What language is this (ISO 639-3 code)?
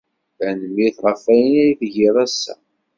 kab